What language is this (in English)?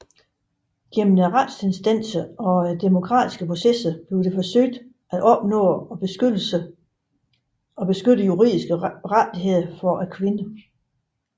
Danish